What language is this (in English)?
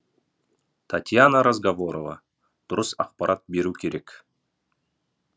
Kazakh